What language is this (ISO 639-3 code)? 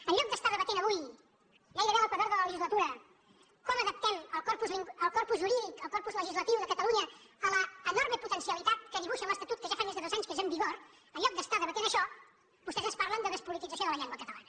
cat